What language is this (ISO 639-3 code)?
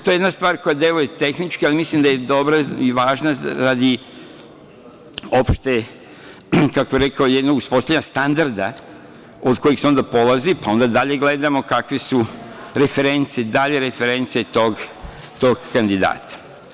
srp